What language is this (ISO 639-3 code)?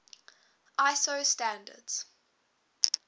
eng